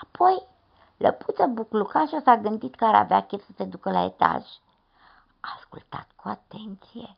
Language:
Romanian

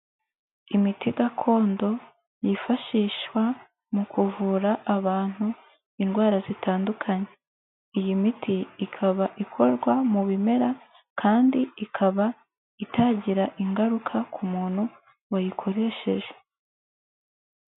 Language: Kinyarwanda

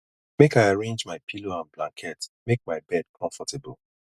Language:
Nigerian Pidgin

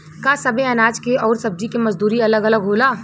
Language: Bhojpuri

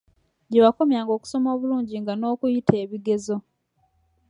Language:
Ganda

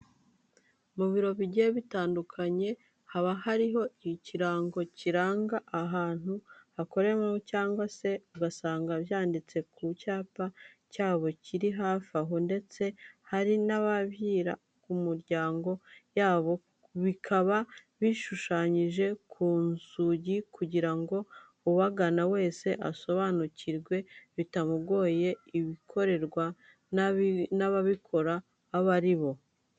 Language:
Kinyarwanda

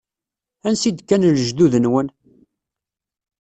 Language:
Kabyle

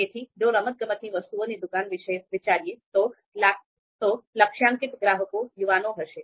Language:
Gujarati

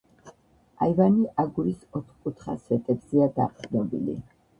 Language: Georgian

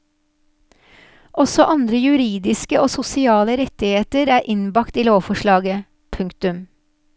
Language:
Norwegian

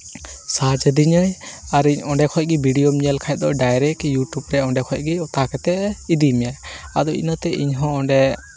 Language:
Santali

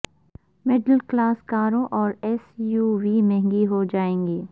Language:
Urdu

